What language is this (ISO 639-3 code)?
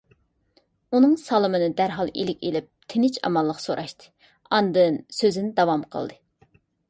uig